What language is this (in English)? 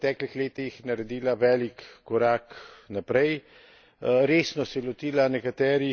Slovenian